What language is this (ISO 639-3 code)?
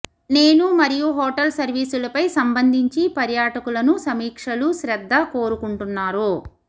tel